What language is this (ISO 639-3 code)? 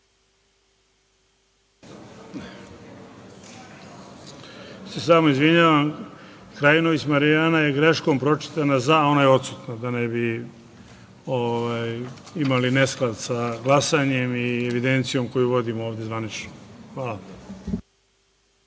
srp